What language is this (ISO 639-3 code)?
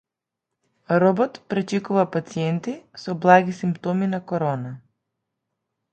mkd